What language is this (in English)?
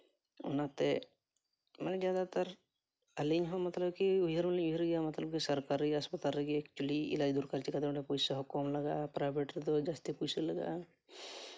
Santali